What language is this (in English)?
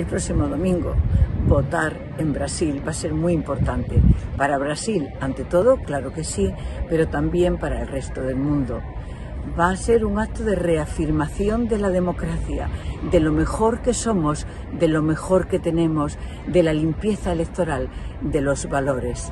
Spanish